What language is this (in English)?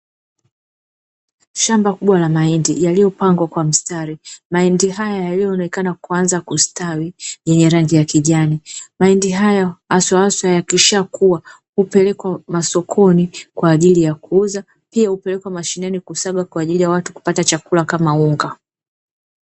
Swahili